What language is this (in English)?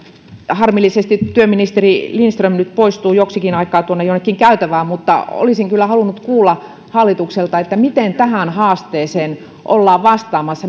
Finnish